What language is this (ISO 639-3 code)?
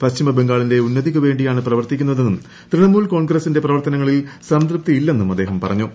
mal